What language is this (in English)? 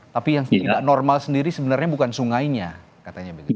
Indonesian